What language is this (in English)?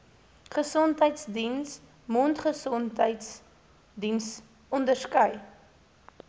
Afrikaans